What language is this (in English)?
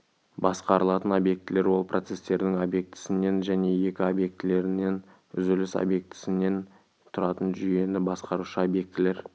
Kazakh